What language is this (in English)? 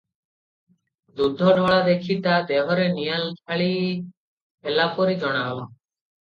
Odia